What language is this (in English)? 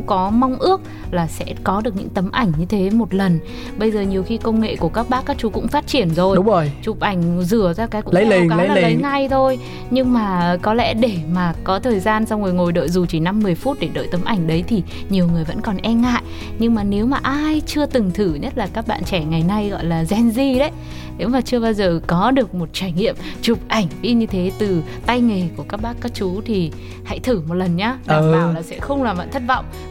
Vietnamese